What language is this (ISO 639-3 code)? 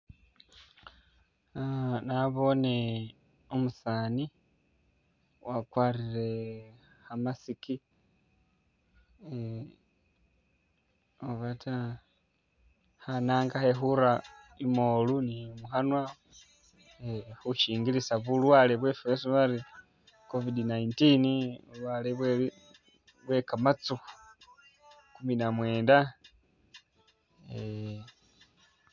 myx